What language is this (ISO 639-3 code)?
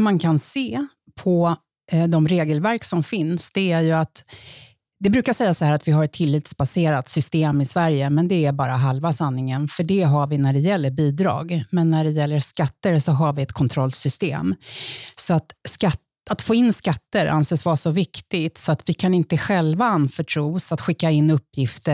swe